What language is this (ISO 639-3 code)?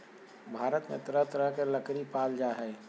mag